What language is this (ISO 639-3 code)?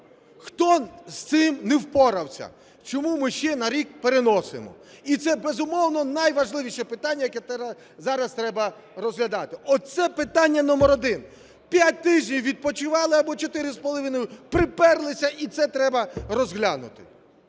ukr